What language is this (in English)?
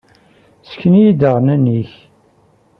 Kabyle